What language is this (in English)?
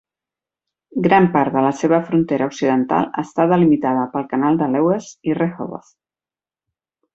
Catalan